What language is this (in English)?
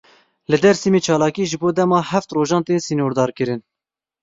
Kurdish